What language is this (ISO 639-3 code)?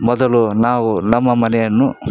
kan